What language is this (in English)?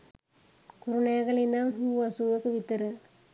Sinhala